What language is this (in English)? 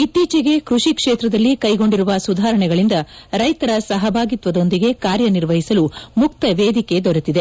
Kannada